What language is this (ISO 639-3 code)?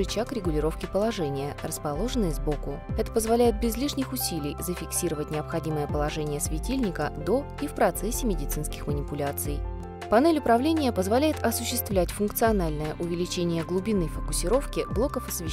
rus